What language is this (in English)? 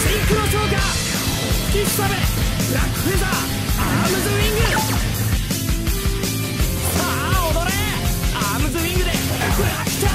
Japanese